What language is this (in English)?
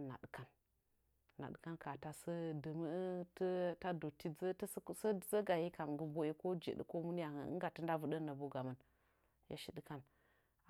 Nzanyi